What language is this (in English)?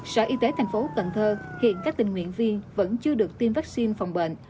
Vietnamese